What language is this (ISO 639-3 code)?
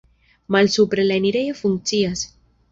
epo